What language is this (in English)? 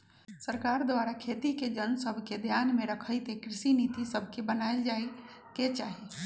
Magahi